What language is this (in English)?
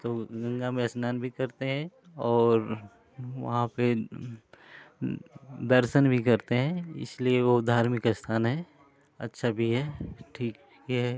Hindi